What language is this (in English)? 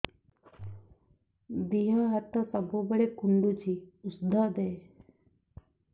Odia